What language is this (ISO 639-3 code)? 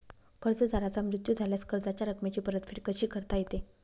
mar